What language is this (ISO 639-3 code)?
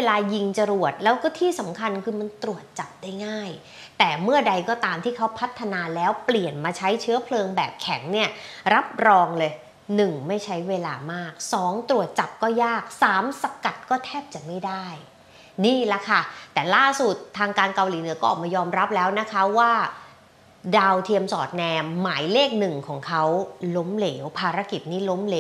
tha